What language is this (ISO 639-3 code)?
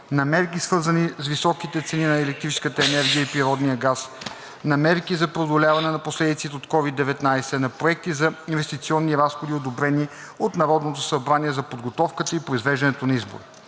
bul